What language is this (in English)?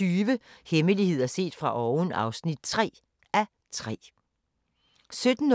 Danish